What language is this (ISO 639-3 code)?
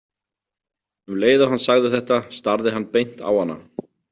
isl